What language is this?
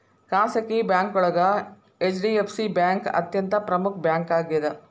Kannada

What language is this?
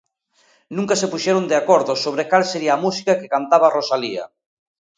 Galician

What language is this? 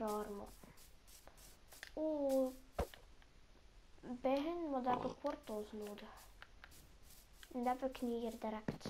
Dutch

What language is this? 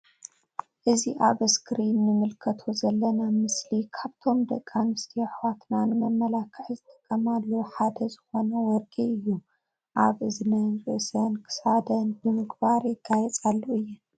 Tigrinya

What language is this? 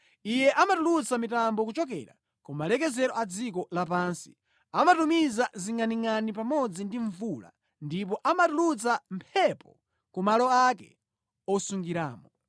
Nyanja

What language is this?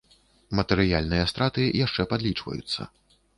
Belarusian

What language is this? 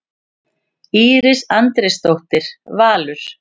Icelandic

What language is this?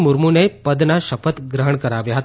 Gujarati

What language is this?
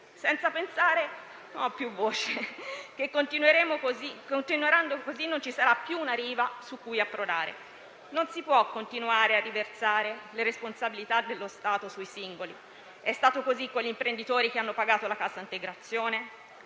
Italian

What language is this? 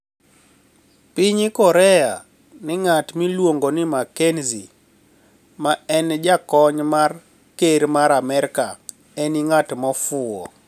Luo (Kenya and Tanzania)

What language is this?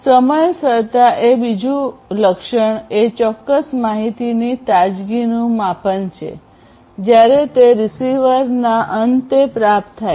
Gujarati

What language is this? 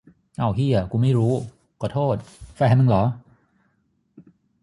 Thai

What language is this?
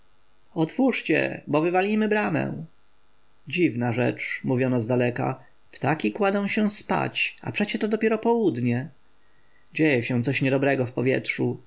Polish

